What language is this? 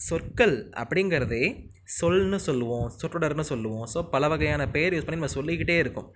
Tamil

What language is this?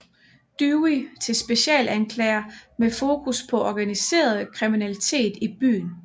Danish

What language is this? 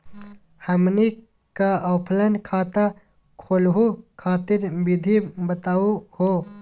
Magahi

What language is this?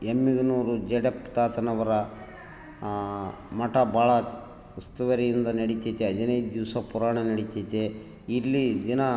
Kannada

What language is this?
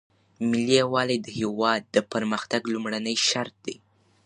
Pashto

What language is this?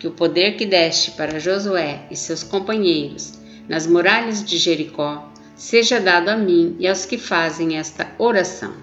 Portuguese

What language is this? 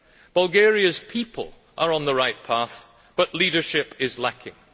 English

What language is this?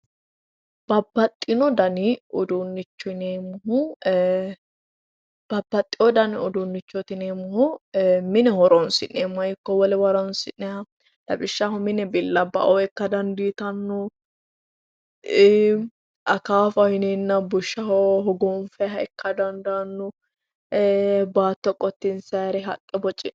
Sidamo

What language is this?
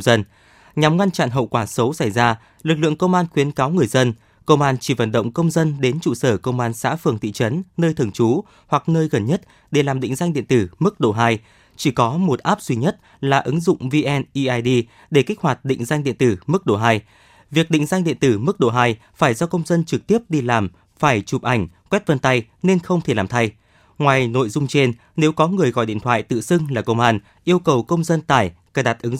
Vietnamese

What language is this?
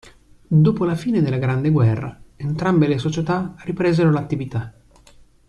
Italian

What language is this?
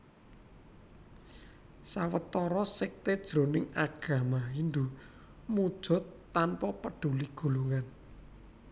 Javanese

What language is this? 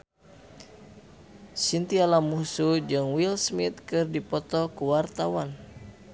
Sundanese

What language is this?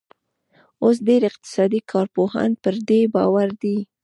Pashto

